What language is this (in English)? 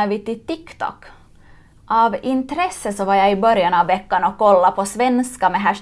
Swedish